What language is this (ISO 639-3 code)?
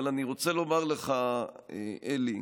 heb